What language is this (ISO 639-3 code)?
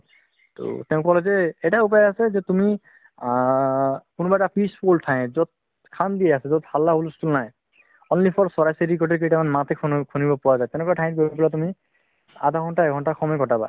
asm